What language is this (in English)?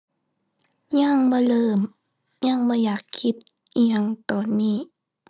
Thai